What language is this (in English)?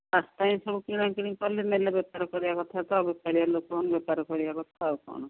Odia